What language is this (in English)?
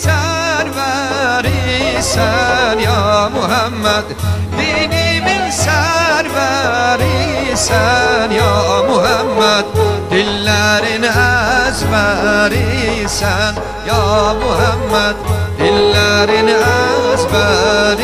Turkish